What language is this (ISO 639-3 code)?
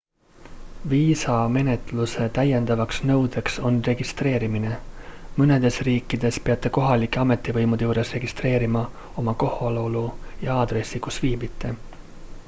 est